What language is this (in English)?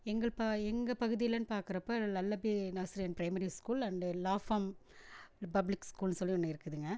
Tamil